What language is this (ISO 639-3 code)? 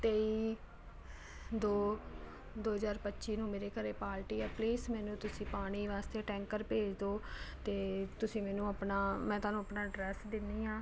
pan